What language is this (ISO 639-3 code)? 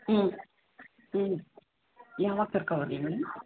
kan